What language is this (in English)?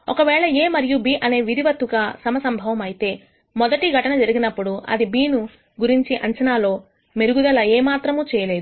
Telugu